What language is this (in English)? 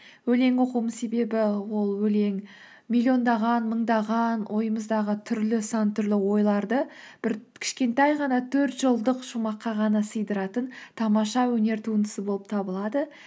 Kazakh